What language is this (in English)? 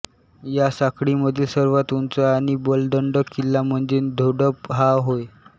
Marathi